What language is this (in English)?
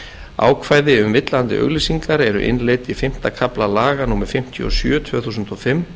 Icelandic